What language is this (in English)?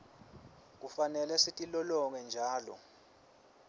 Swati